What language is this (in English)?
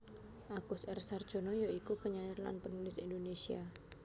Javanese